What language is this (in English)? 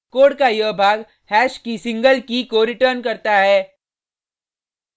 Hindi